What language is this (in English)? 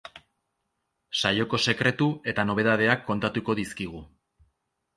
Basque